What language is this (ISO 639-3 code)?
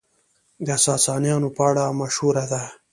pus